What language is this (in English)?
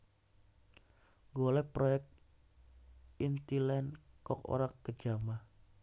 Javanese